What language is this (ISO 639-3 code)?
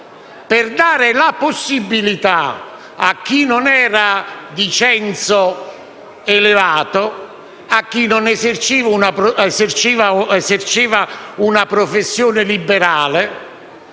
ita